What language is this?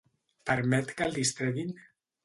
Catalan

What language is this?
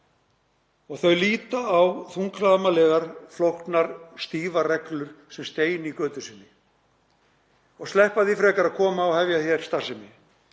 Icelandic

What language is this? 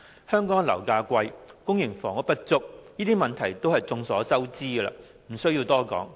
Cantonese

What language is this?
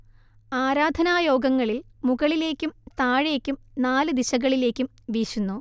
Malayalam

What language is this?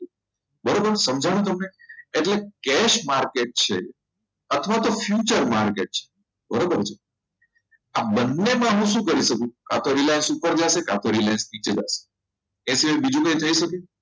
Gujarati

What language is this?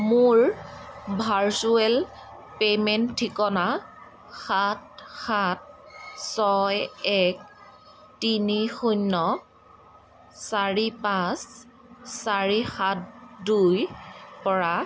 Assamese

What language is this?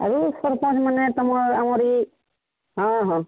Odia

